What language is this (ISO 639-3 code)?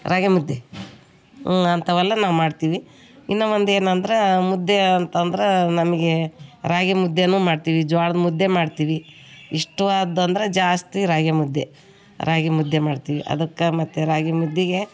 kan